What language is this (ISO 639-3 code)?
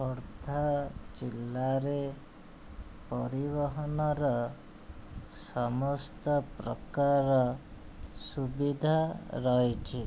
ori